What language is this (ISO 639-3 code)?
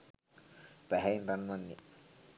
sin